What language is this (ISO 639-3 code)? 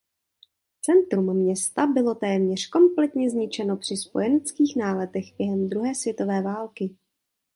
ces